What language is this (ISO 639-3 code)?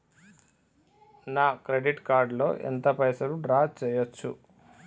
tel